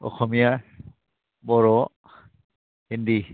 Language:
Bodo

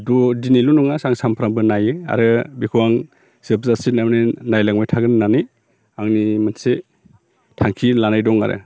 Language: Bodo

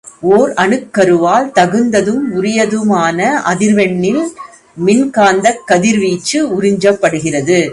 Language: Tamil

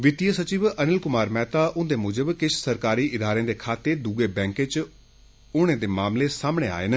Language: Dogri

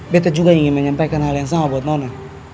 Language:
Indonesian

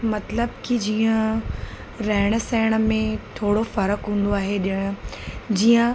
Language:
Sindhi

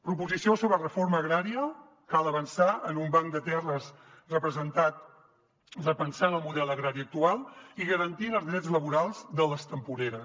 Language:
Catalan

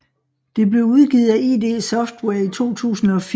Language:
Danish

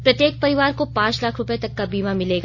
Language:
Hindi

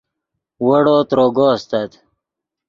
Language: Yidgha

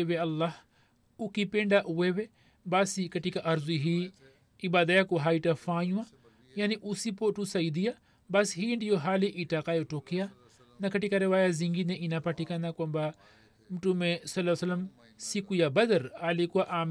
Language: Swahili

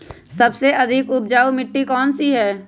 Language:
Magahi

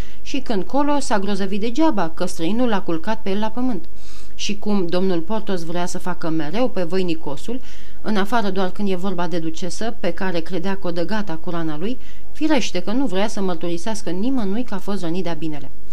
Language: Romanian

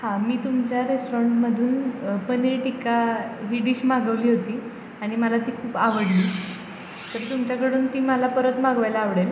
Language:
Marathi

